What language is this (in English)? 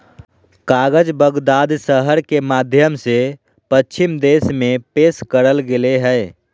Magahi